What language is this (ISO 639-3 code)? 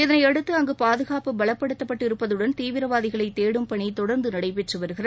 tam